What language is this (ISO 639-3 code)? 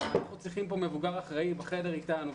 heb